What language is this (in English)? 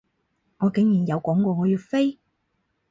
Cantonese